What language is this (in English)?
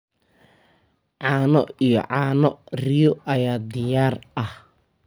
Somali